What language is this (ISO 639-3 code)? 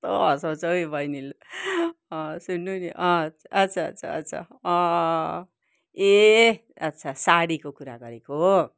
nep